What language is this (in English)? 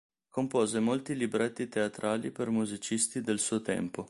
Italian